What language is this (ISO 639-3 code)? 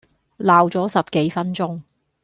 yue